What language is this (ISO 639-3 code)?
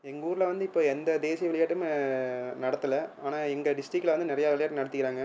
tam